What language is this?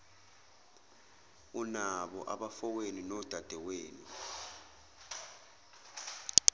Zulu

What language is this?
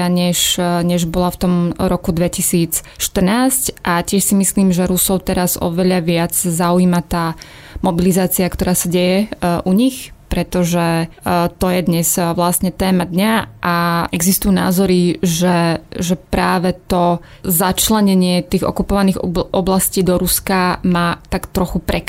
Slovak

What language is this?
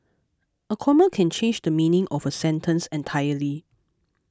English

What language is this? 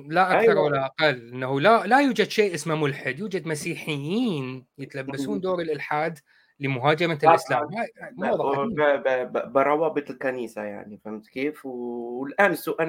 Arabic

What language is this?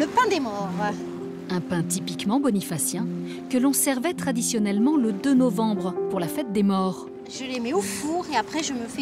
French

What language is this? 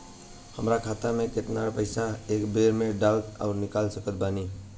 Bhojpuri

